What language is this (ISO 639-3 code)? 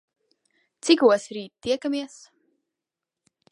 lav